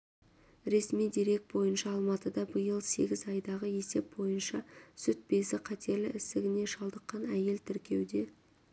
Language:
Kazakh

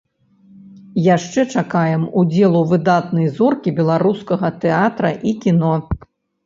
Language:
Belarusian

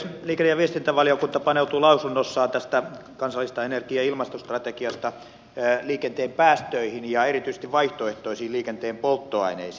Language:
Finnish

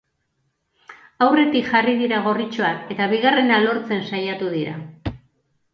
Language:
Basque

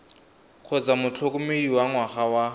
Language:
Tswana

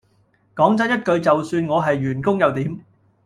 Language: Cantonese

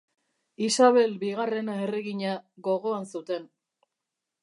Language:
Basque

